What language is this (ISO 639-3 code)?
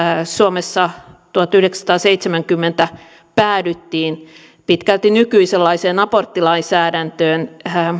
fin